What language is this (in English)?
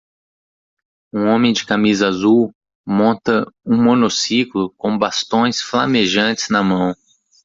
Portuguese